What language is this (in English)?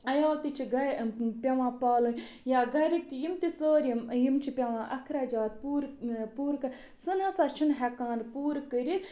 Kashmiri